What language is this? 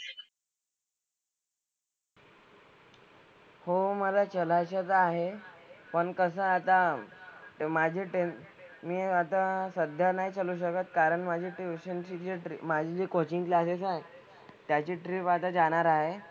Marathi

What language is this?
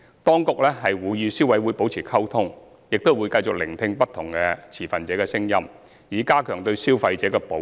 Cantonese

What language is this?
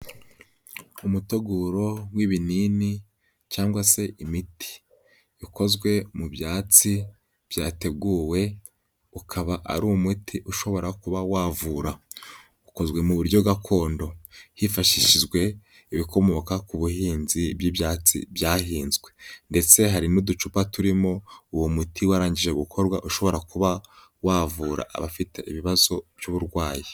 Kinyarwanda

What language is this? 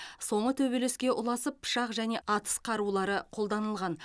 Kazakh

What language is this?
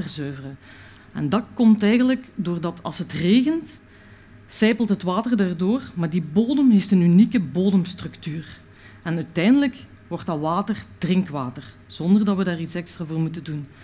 Dutch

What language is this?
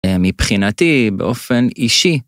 Hebrew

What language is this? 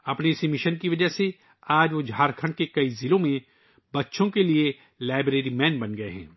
Urdu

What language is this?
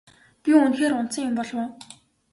Mongolian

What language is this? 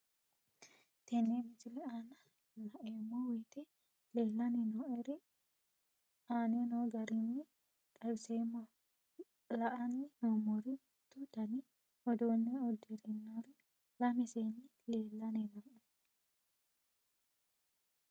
Sidamo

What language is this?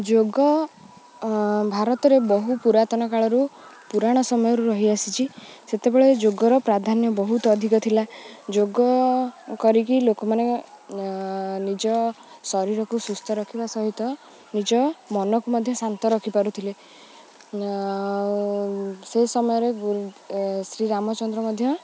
Odia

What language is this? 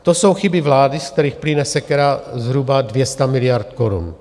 Czech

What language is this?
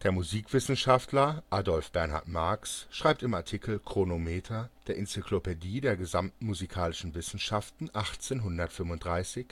German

